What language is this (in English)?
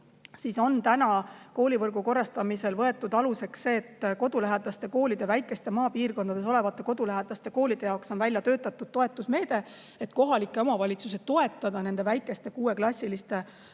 Estonian